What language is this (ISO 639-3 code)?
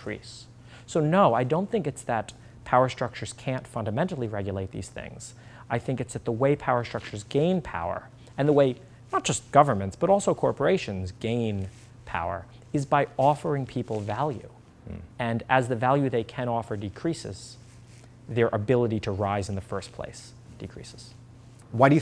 eng